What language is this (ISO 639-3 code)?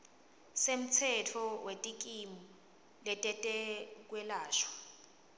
ssw